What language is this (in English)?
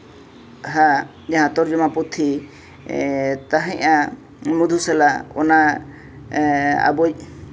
Santali